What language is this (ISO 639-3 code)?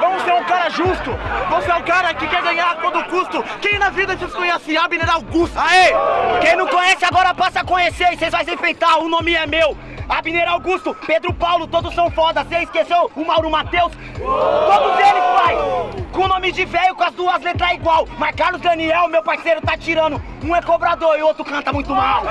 por